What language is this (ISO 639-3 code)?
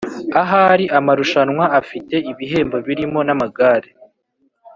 kin